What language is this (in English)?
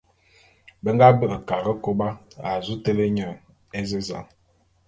Bulu